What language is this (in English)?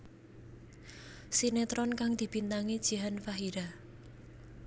Javanese